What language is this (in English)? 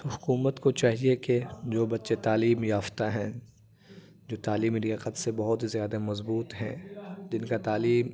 Urdu